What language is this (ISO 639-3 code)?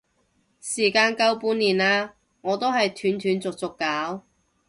yue